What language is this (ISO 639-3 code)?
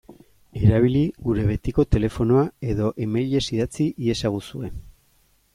eus